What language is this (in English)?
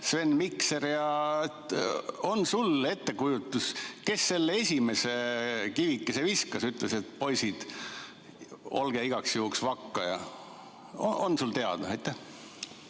Estonian